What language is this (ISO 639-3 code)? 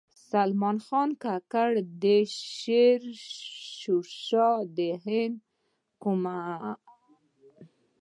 pus